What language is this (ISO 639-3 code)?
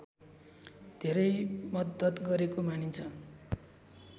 nep